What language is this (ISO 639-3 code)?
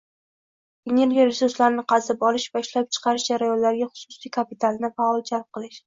uzb